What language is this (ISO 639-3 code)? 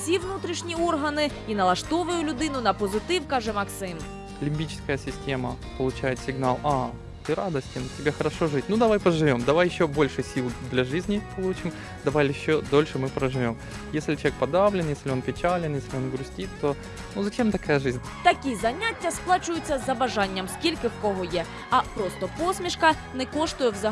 ukr